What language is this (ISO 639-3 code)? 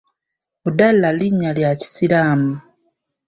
lug